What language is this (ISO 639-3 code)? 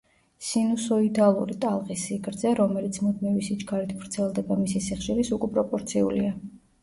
kat